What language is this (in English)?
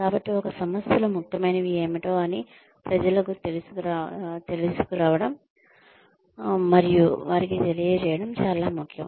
Telugu